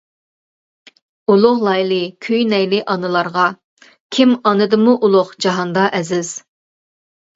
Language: Uyghur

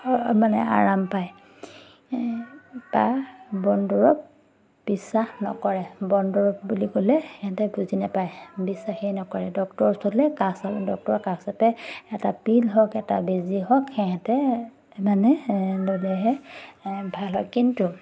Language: Assamese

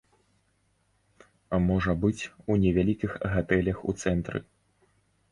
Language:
Belarusian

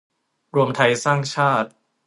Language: Thai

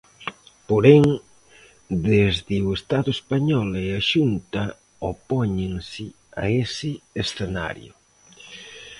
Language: Galician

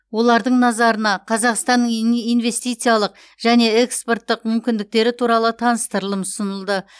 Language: Kazakh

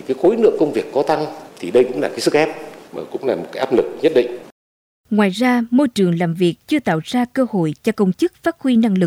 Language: Vietnamese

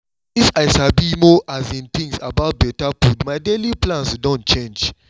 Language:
Nigerian Pidgin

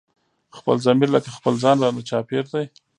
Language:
Pashto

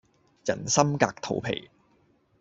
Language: Cantonese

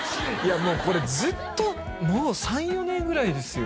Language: Japanese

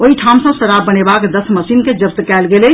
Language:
Maithili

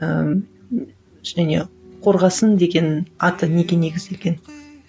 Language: Kazakh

